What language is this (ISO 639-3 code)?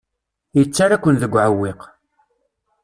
kab